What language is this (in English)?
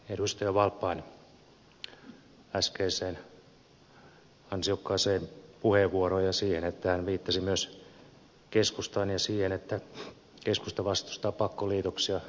Finnish